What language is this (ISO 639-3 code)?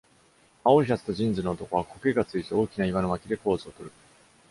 jpn